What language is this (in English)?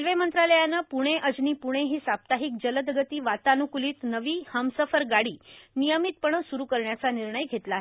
Marathi